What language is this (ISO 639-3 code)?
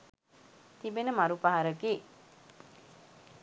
sin